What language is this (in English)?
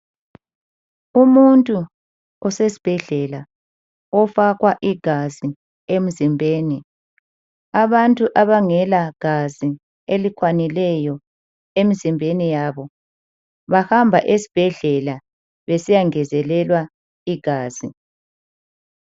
North Ndebele